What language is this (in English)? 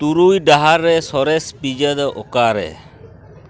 Santali